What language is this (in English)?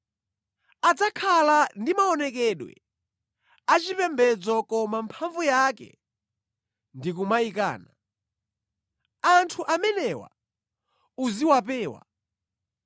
Nyanja